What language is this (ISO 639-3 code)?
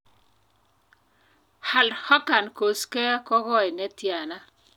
kln